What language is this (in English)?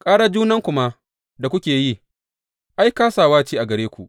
Hausa